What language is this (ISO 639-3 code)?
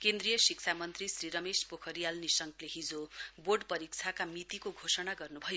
nep